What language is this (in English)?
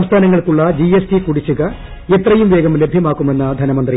Malayalam